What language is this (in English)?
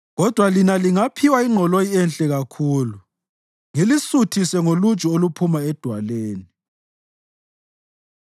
North Ndebele